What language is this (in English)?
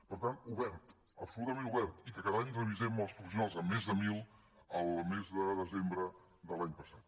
Catalan